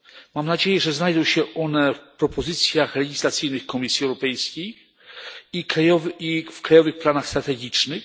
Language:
Polish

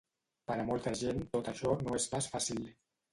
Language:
Catalan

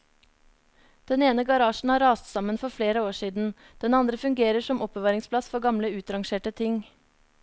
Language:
Norwegian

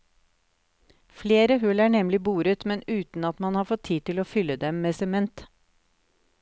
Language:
Norwegian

